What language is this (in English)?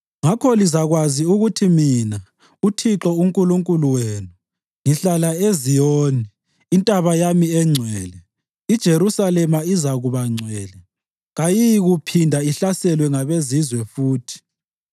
North Ndebele